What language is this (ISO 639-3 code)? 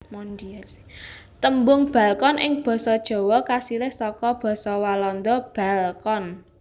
jav